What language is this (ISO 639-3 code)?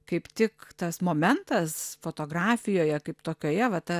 lit